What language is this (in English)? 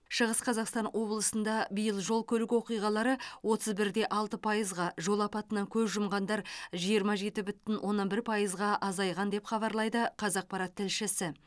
Kazakh